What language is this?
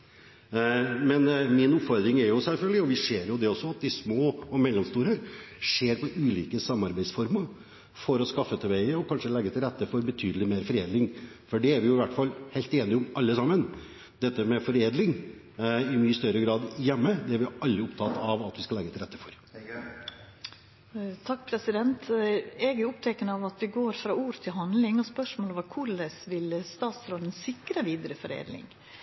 Norwegian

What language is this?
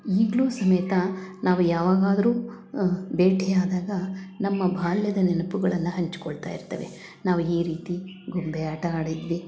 Kannada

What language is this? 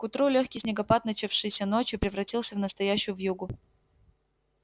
Russian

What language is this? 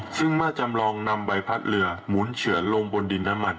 Thai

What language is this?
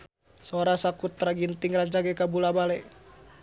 Sundanese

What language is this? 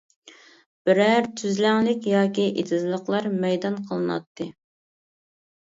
Uyghur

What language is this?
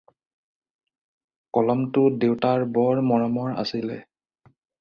Assamese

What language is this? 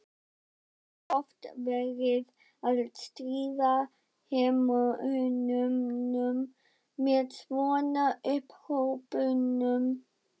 Icelandic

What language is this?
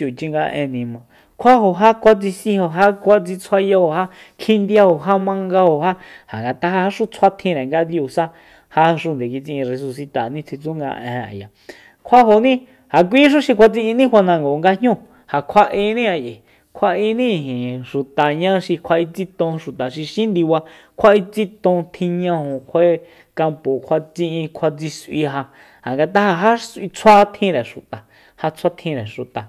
Soyaltepec Mazatec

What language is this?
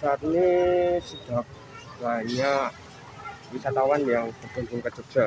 Indonesian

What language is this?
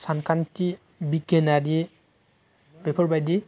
Bodo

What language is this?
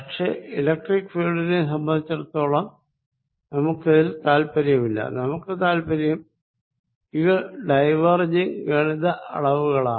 Malayalam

